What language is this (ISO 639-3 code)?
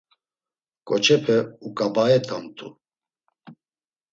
lzz